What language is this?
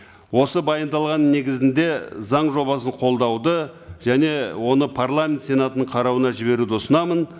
Kazakh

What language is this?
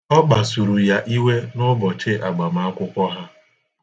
Igbo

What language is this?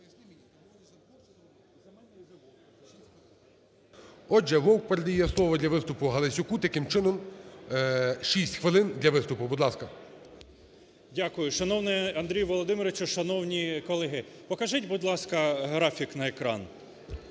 Ukrainian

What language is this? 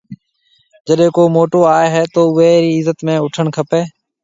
Marwari (Pakistan)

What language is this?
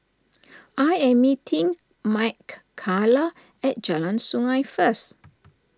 English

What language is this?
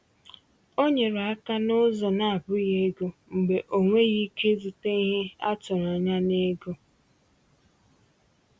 Igbo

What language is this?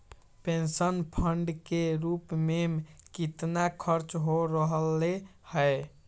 Magahi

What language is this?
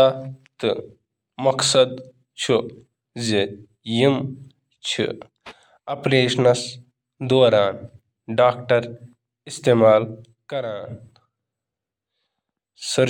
Kashmiri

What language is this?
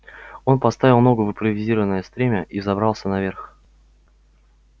Russian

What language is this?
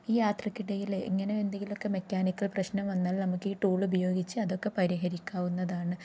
Malayalam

